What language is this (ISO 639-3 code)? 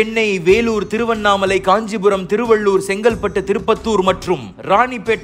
tam